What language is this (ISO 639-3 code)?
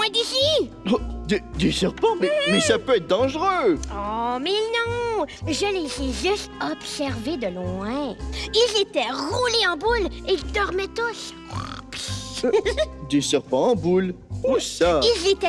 fra